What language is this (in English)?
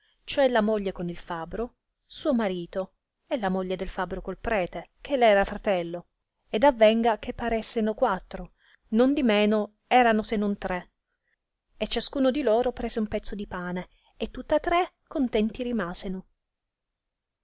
Italian